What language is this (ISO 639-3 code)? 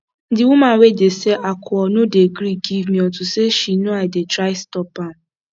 pcm